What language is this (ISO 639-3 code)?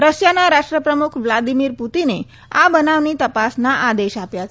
guj